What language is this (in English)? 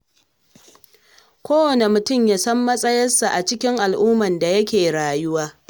Hausa